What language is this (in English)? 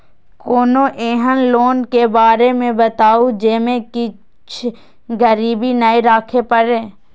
Maithili